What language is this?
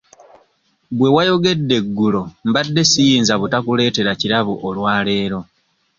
Ganda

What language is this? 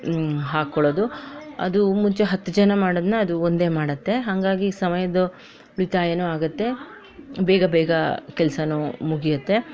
Kannada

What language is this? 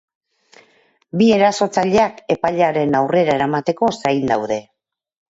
Basque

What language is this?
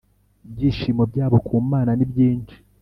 Kinyarwanda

